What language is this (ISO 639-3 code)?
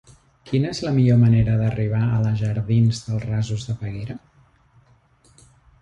cat